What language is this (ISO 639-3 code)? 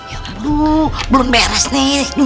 ind